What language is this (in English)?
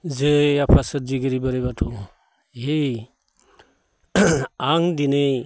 Bodo